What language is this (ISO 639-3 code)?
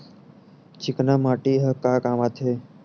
hne